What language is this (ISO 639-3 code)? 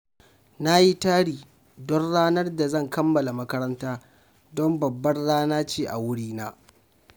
hau